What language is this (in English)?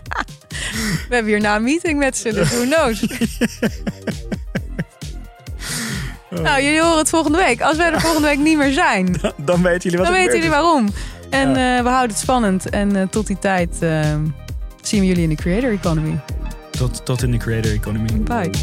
Dutch